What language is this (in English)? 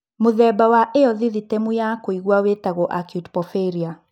Kikuyu